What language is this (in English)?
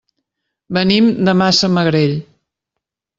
Catalan